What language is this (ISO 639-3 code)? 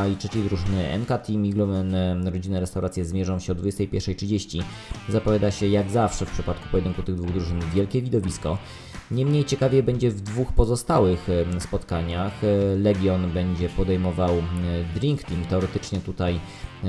pol